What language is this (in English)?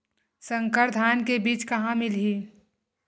Chhattisgarhi